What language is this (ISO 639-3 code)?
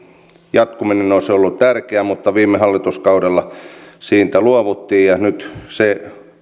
fin